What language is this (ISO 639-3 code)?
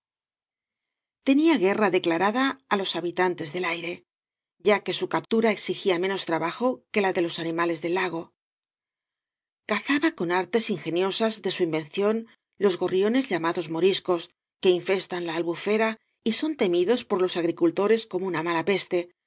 spa